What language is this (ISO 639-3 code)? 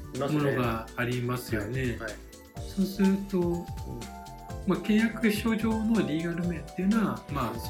jpn